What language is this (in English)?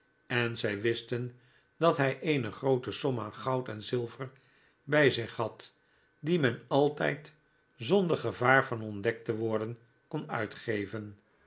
Dutch